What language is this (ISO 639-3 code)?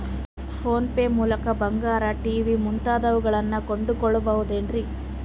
kan